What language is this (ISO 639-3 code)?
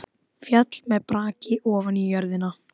isl